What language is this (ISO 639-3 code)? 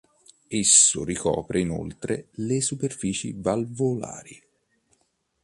ita